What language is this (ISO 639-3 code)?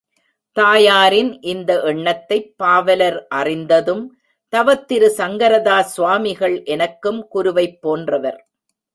tam